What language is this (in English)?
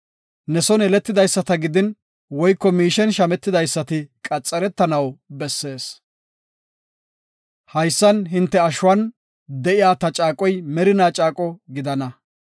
Gofa